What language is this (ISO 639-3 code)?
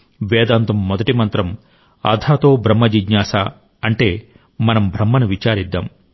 tel